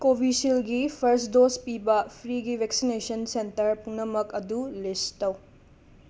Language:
Manipuri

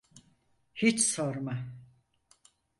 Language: Turkish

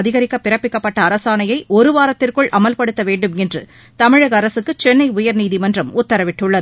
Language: Tamil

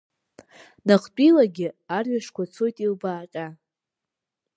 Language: Abkhazian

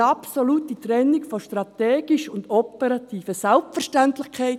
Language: Swiss German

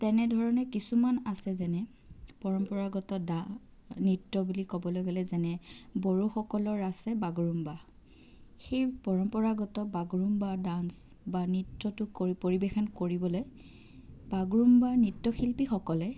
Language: Assamese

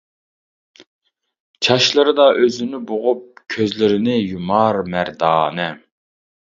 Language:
Uyghur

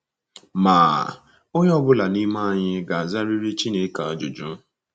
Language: Igbo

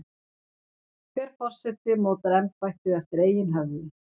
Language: Icelandic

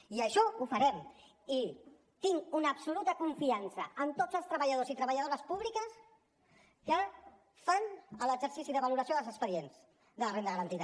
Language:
Catalan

